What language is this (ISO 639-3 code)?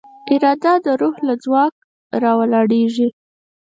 pus